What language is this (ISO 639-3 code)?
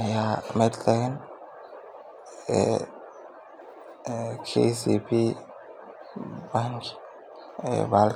som